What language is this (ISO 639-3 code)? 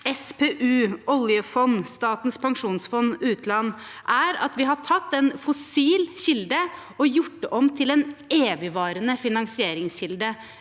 nor